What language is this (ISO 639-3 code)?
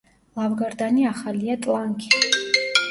kat